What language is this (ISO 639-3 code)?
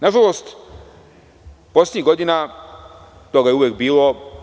srp